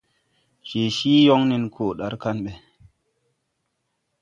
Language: Tupuri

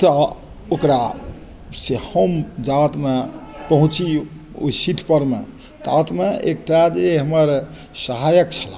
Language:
Maithili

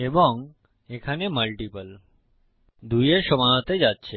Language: Bangla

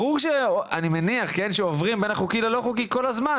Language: Hebrew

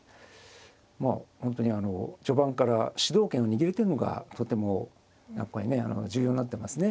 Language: Japanese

